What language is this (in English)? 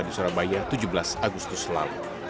Indonesian